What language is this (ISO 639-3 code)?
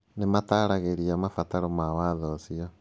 kik